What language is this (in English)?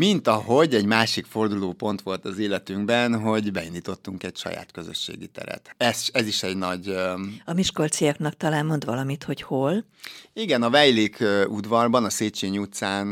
Hungarian